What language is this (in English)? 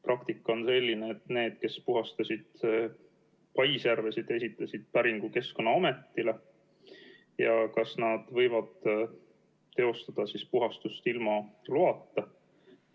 Estonian